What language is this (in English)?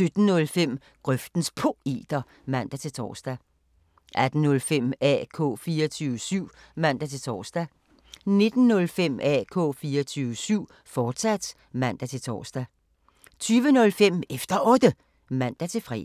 Danish